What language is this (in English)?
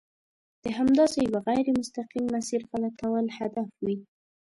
Pashto